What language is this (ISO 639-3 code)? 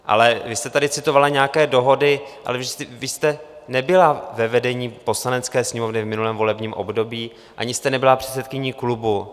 ces